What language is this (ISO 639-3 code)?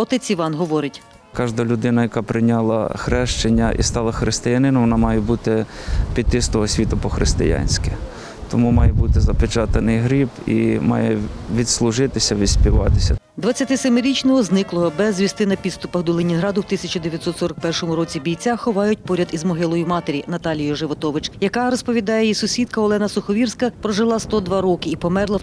ukr